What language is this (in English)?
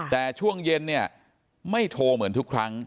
Thai